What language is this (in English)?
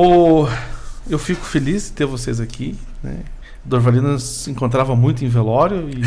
Portuguese